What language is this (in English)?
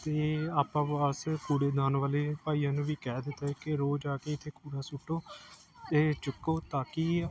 Punjabi